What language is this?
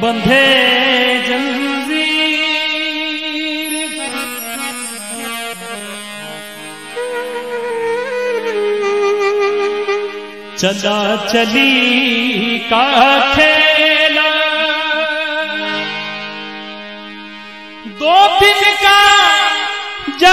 Arabic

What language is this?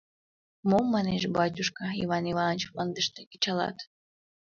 Mari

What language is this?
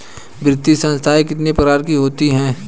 Hindi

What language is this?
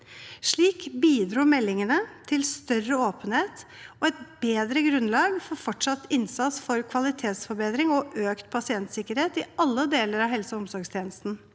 Norwegian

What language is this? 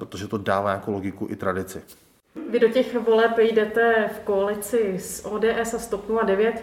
Czech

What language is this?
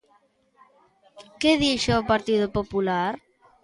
Galician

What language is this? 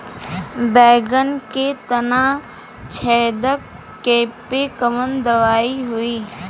Bhojpuri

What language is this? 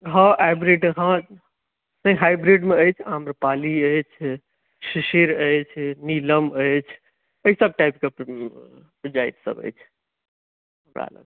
Maithili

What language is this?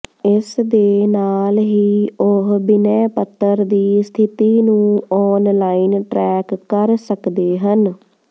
Punjabi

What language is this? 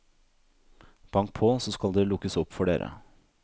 Norwegian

